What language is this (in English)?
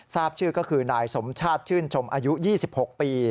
Thai